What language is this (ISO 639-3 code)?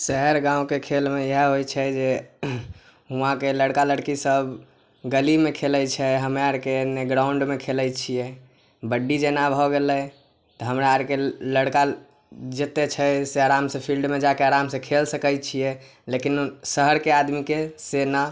mai